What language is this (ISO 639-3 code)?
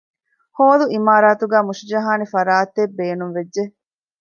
div